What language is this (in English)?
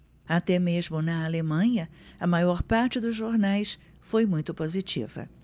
Portuguese